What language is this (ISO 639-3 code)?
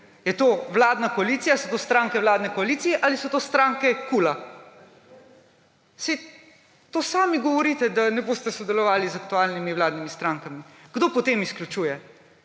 slv